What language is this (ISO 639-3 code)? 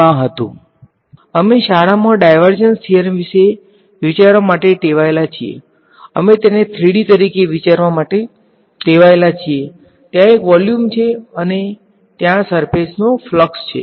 guj